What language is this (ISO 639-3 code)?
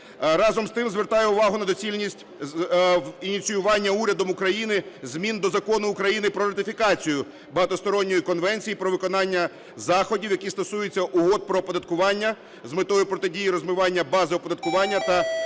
ukr